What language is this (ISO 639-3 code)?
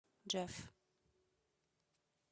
rus